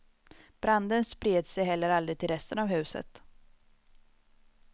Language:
Swedish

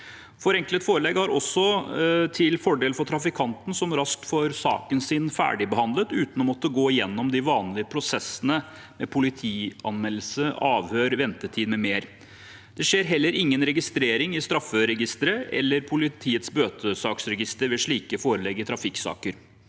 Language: Norwegian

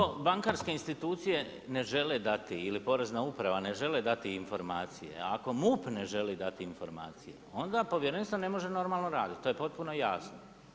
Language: Croatian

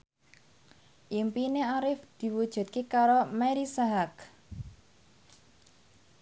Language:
Javanese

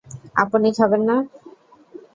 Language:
Bangla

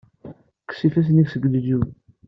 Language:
Kabyle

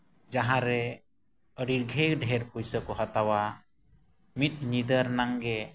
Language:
Santali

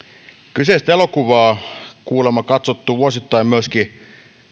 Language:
Finnish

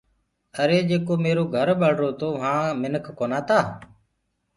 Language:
Gurgula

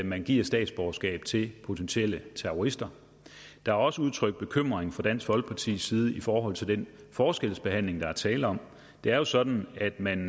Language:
Danish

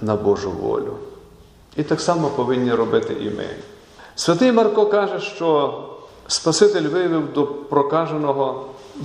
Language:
Ukrainian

